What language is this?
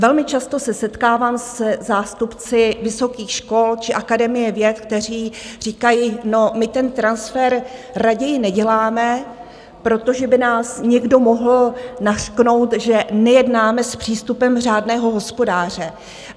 Czech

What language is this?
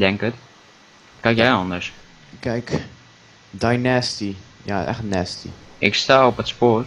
Dutch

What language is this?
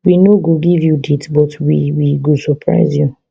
Nigerian Pidgin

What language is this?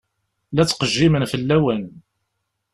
Kabyle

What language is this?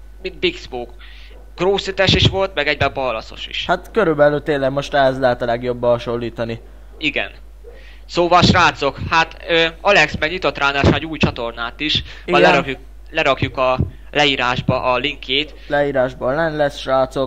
Hungarian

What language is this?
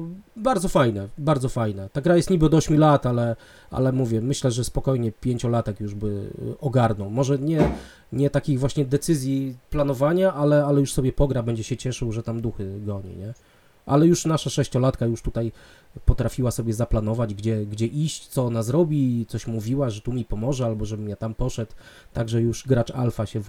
Polish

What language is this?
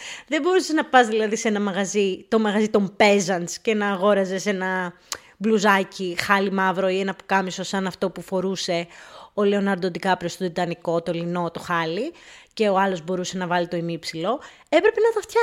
Greek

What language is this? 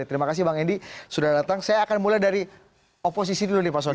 Indonesian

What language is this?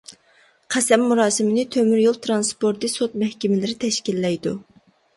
Uyghur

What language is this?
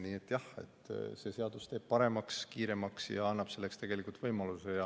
Estonian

